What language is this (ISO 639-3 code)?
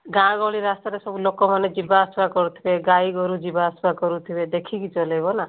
ori